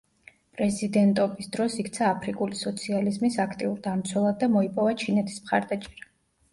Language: Georgian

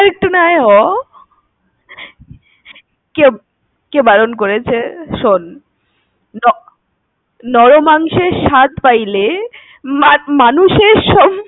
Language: Bangla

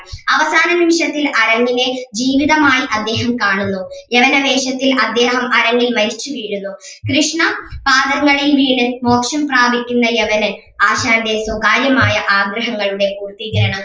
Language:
Malayalam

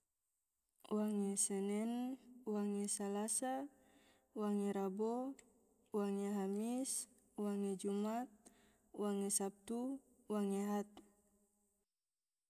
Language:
Tidore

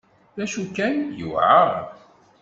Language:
Kabyle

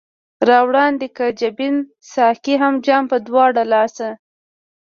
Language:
Pashto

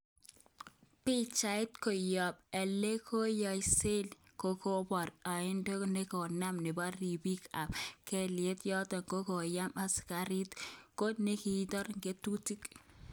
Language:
Kalenjin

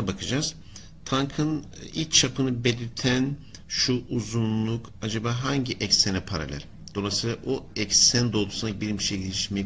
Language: Turkish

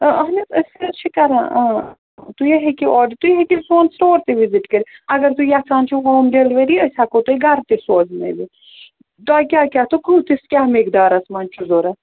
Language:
Kashmiri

